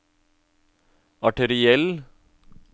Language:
Norwegian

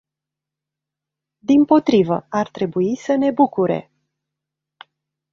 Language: Romanian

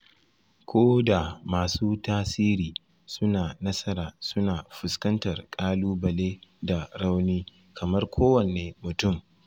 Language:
Hausa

